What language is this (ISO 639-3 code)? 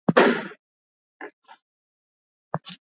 swa